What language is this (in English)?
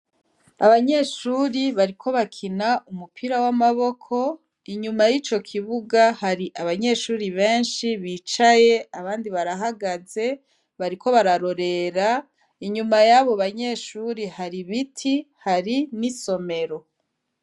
Rundi